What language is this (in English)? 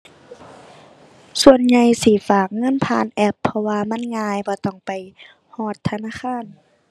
Thai